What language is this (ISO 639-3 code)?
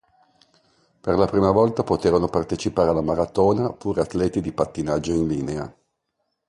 ita